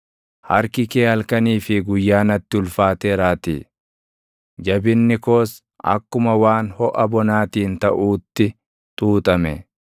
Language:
Oromo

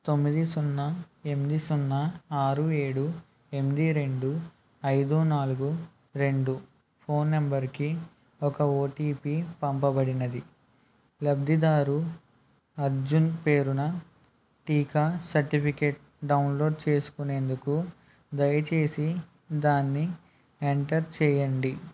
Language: Telugu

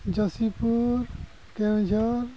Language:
Santali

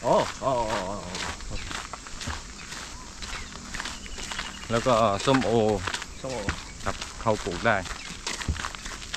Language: Thai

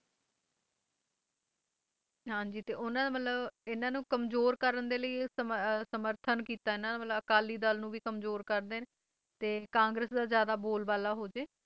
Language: Punjabi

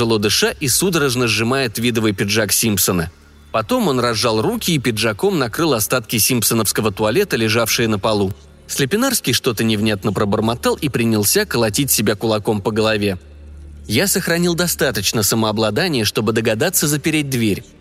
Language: Russian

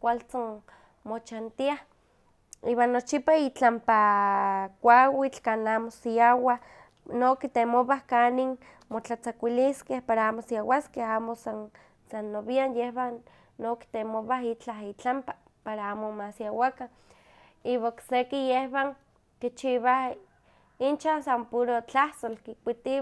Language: Huaxcaleca Nahuatl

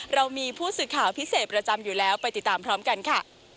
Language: Thai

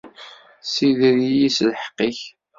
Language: Kabyle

